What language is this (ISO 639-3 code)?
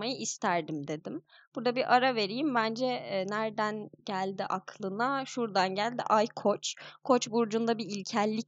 tur